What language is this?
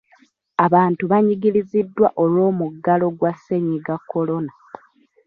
Ganda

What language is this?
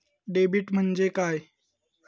Marathi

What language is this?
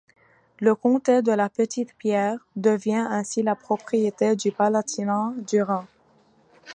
French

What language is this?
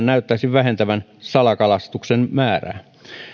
Finnish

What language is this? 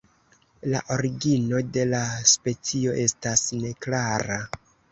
Esperanto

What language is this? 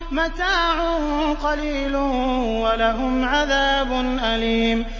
Arabic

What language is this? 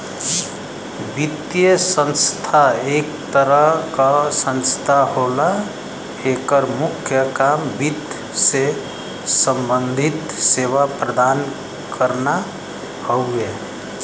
Bhojpuri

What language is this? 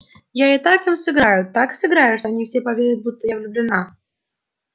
Russian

